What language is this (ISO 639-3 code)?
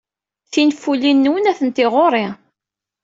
kab